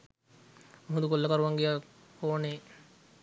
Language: Sinhala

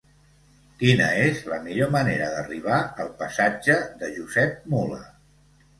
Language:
Catalan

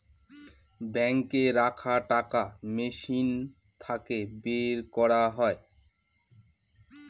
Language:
Bangla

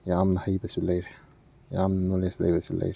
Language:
Manipuri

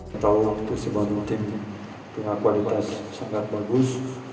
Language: Indonesian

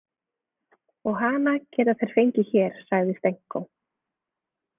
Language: Icelandic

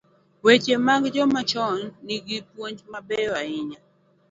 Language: Luo (Kenya and Tanzania)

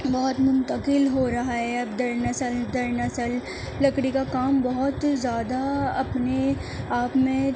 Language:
Urdu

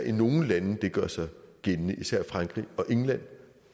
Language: Danish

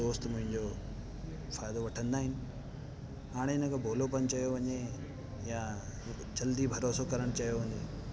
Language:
Sindhi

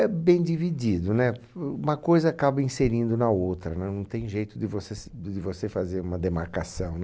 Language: Portuguese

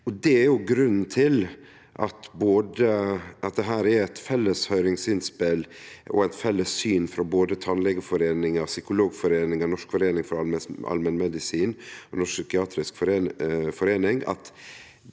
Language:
Norwegian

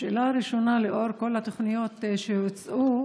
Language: Hebrew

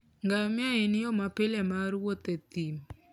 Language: Luo (Kenya and Tanzania)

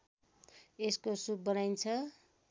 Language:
Nepali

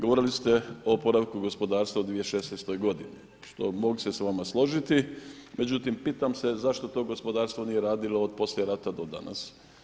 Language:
Croatian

